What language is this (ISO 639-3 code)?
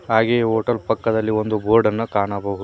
kan